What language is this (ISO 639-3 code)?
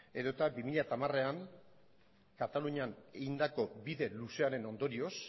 eus